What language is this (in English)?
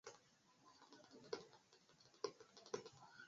Esperanto